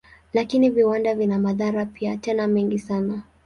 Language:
Swahili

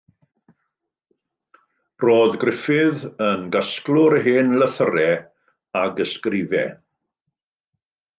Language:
Welsh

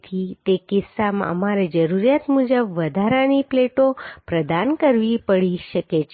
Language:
Gujarati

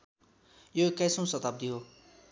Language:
Nepali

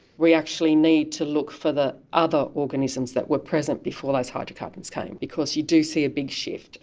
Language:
English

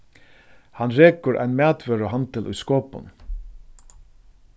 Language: Faroese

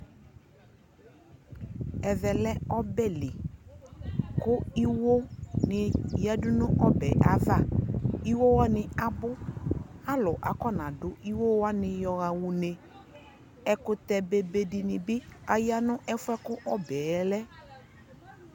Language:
Ikposo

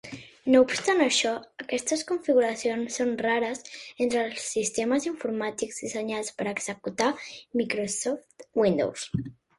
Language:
Catalan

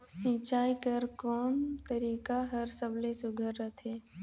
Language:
Chhattisgarhi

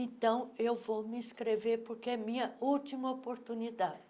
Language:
Portuguese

